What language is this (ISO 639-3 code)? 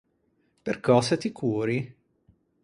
lij